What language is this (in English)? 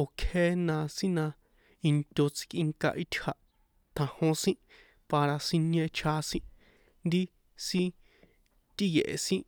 San Juan Atzingo Popoloca